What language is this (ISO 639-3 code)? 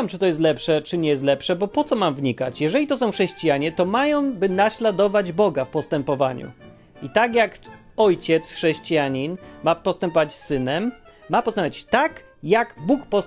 pol